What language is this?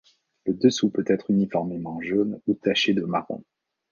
French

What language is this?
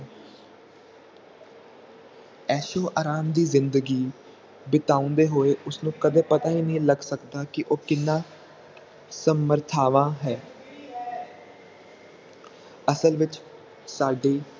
Punjabi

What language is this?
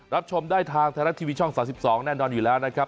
Thai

